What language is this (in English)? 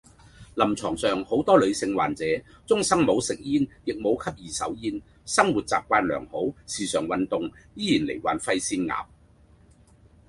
Cantonese